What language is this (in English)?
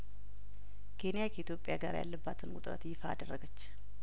Amharic